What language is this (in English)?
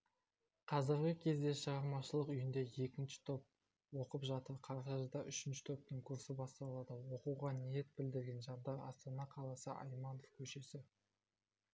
Kazakh